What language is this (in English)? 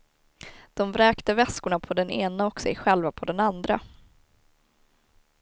Swedish